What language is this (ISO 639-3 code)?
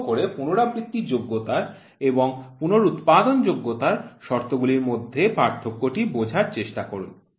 ben